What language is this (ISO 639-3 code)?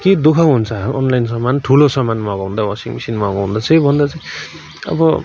nep